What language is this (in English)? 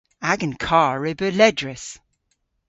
Cornish